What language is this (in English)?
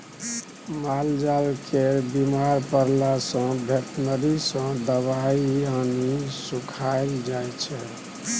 Maithili